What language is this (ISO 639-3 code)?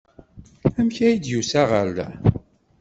kab